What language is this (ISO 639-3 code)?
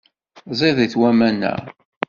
kab